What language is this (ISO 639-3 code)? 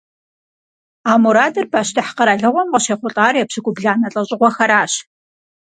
kbd